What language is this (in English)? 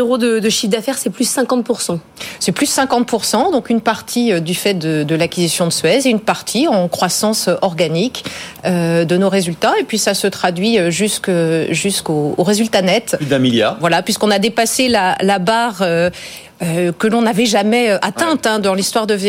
French